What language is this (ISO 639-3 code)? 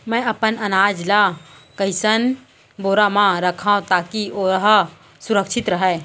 hne